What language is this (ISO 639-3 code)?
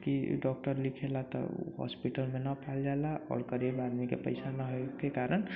mai